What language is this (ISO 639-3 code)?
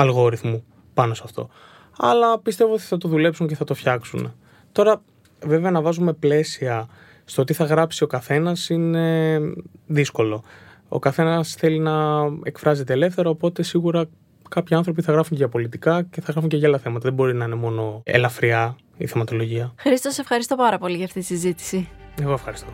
ell